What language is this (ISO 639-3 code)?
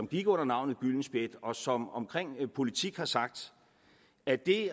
dan